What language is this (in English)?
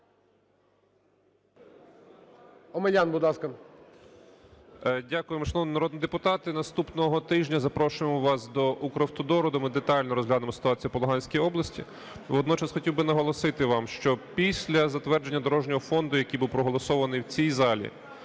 Ukrainian